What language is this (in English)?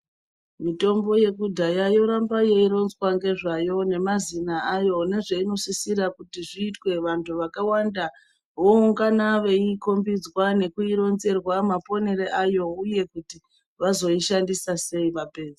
Ndau